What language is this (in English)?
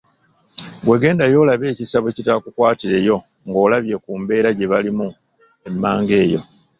Ganda